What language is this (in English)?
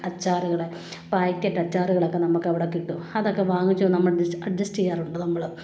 Malayalam